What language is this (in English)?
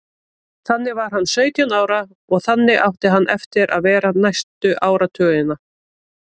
Icelandic